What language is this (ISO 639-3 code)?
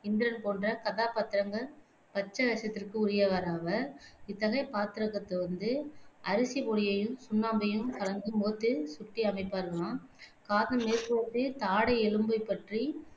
tam